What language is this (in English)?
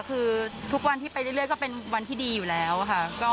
Thai